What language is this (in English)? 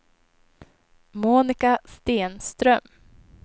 Swedish